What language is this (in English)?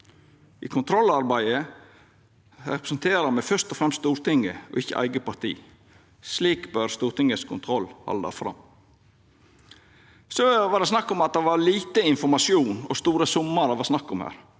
Norwegian